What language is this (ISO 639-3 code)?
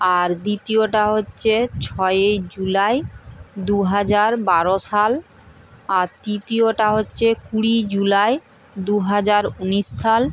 ben